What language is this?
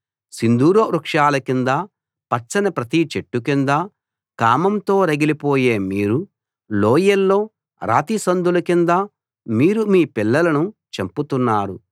Telugu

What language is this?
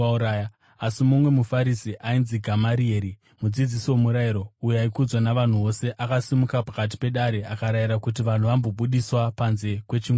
Shona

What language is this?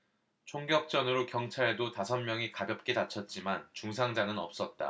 Korean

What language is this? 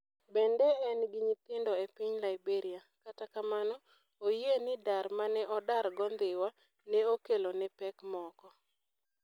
Luo (Kenya and Tanzania)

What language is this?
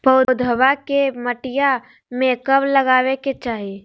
Magahi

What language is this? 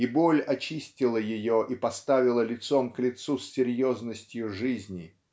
Russian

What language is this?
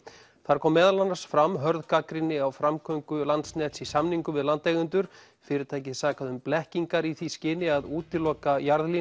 Icelandic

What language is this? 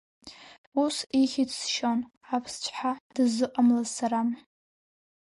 Abkhazian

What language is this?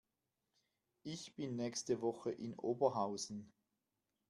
German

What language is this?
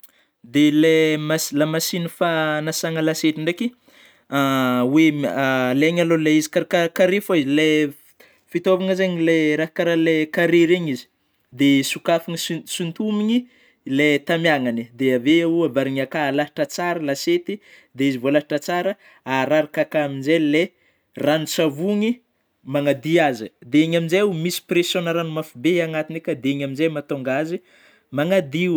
Northern Betsimisaraka Malagasy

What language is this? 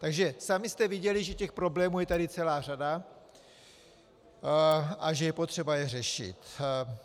Czech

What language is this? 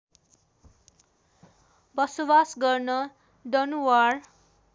Nepali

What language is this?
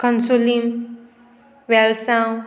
Konkani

